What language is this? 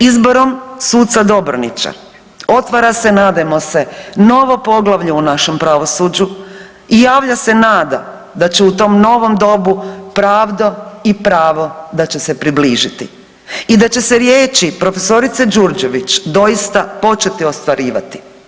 Croatian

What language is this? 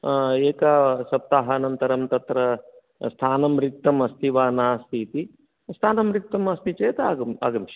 Sanskrit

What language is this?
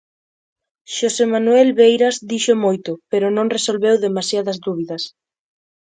Galician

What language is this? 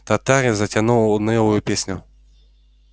Russian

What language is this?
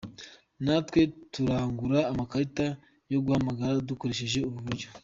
Kinyarwanda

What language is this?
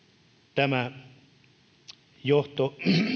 Finnish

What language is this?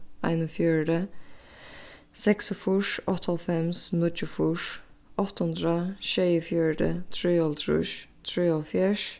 Faroese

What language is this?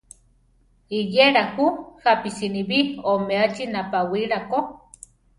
Central Tarahumara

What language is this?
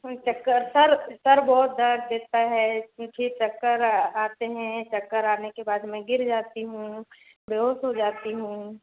Hindi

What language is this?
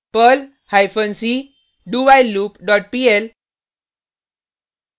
Hindi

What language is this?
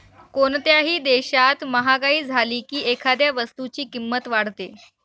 Marathi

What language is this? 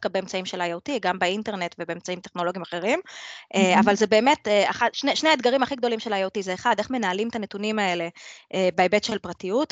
Hebrew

